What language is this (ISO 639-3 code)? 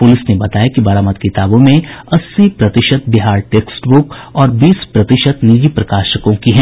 hin